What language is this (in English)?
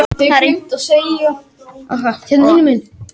Icelandic